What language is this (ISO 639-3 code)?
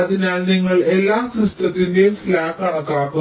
mal